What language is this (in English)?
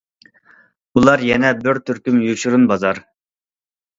Uyghur